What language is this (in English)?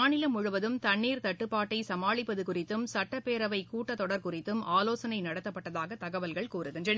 Tamil